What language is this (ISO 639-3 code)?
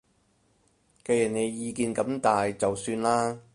yue